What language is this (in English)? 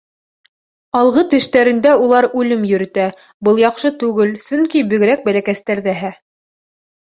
Bashkir